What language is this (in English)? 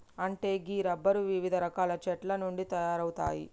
Telugu